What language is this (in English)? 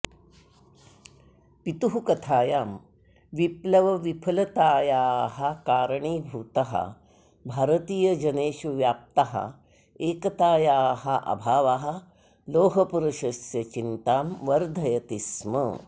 Sanskrit